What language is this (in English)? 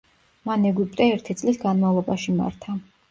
Georgian